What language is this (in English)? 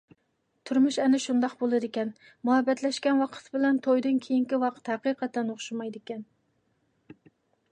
Uyghur